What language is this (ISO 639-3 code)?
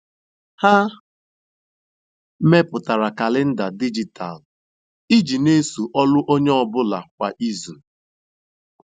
ibo